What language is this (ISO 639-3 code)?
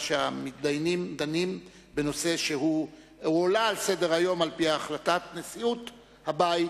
heb